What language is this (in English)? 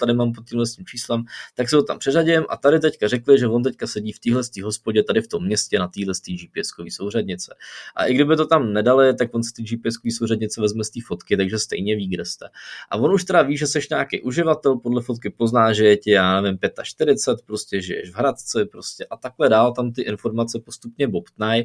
Czech